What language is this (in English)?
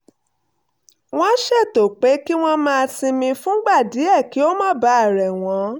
Yoruba